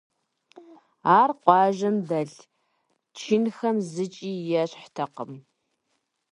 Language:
Kabardian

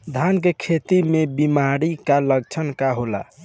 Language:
Bhojpuri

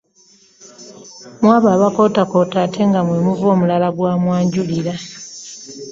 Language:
Ganda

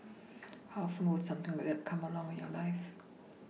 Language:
English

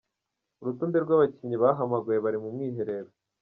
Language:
Kinyarwanda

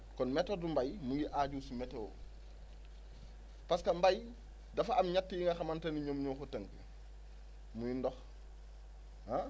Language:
Wolof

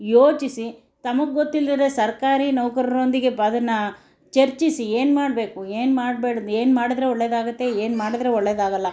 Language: Kannada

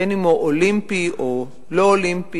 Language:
Hebrew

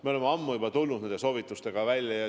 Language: Estonian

